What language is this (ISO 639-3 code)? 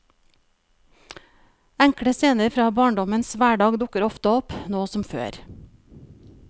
nor